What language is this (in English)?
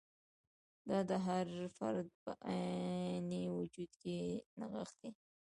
Pashto